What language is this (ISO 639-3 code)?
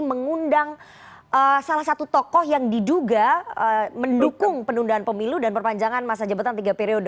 ind